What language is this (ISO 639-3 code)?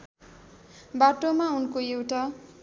nep